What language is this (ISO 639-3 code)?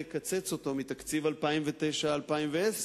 heb